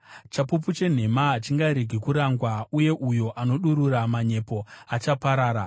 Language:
Shona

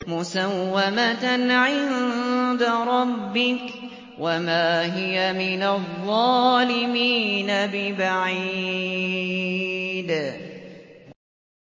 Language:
Arabic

